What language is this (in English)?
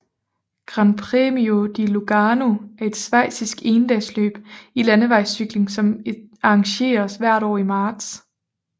Danish